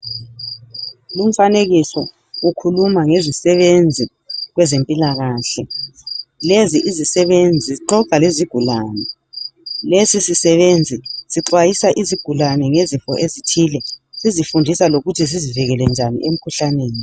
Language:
North Ndebele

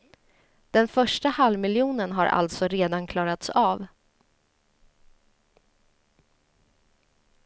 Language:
Swedish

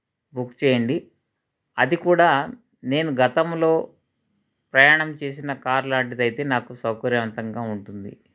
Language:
Telugu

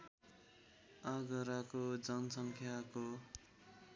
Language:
Nepali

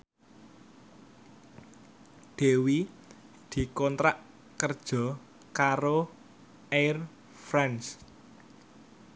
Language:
Javanese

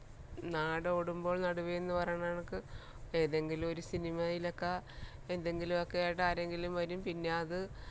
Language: Malayalam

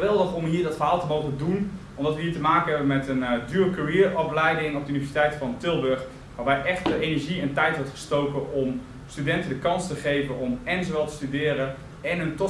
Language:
Dutch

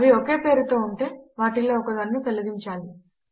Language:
Telugu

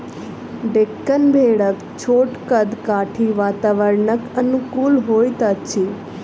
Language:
Maithili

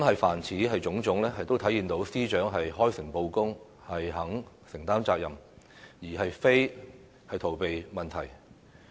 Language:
Cantonese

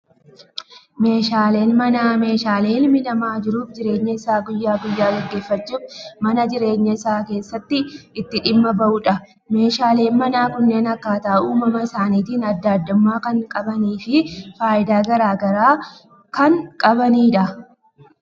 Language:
Oromo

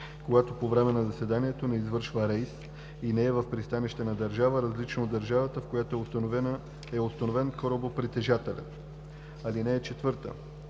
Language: Bulgarian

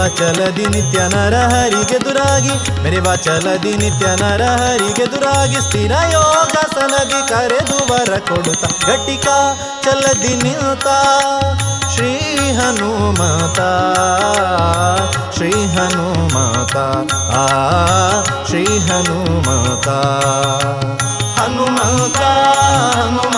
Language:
Kannada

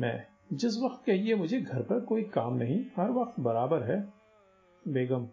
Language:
Hindi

